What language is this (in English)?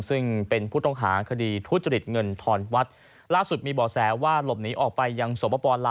Thai